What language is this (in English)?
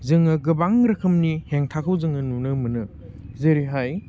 Bodo